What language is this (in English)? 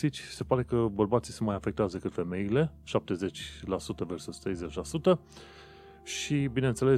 Romanian